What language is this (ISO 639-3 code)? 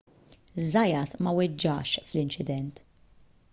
mlt